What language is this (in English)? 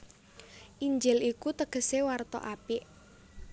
Javanese